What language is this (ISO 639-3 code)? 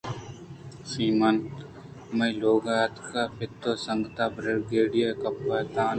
bgp